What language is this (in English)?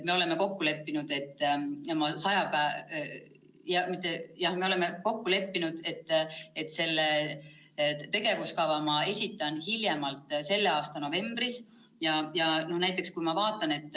Estonian